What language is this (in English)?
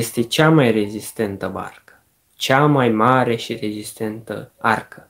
Romanian